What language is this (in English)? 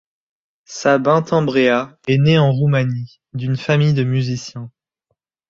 French